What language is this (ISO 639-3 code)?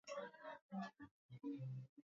swa